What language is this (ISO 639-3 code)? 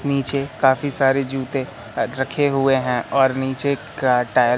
hin